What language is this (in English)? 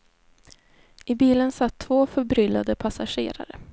Swedish